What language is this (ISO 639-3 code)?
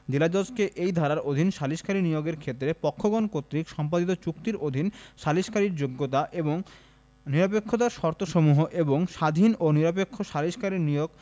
ben